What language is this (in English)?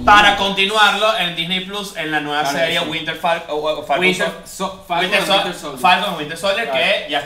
Spanish